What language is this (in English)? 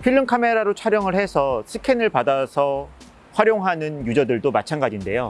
Korean